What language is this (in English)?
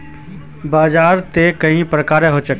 Magahi